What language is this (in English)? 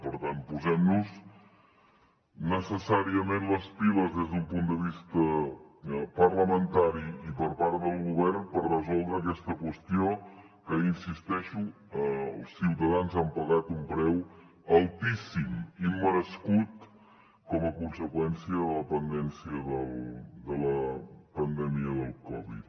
Catalan